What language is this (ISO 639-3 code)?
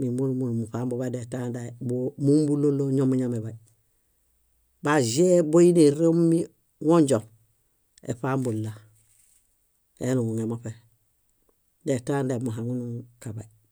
bda